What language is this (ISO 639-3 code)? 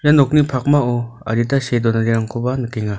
grt